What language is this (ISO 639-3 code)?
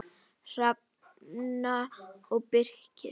isl